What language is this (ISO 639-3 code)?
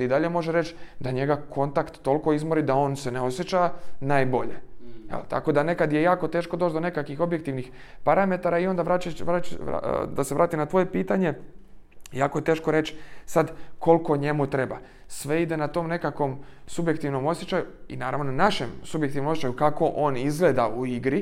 hrv